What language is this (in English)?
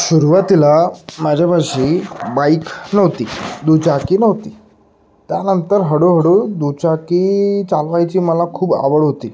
Marathi